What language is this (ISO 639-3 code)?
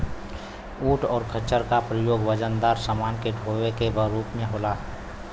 bho